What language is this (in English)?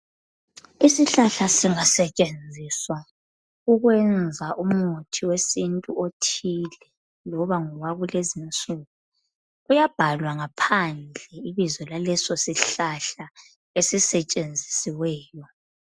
North Ndebele